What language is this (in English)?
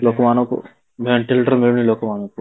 Odia